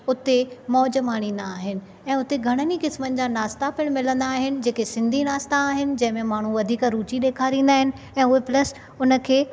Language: Sindhi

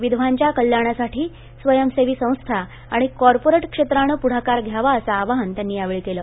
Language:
Marathi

